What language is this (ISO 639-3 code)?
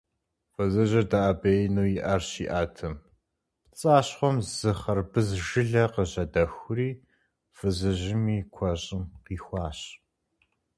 kbd